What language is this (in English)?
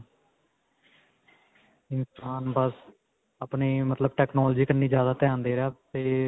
Punjabi